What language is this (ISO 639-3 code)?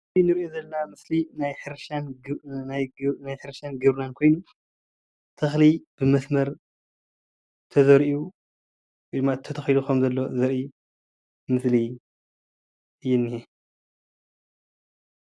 tir